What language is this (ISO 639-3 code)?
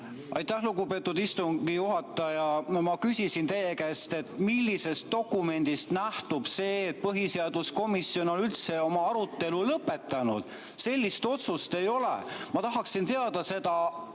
est